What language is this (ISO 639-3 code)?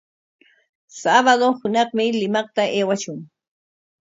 qwa